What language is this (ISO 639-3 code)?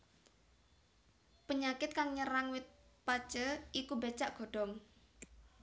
jav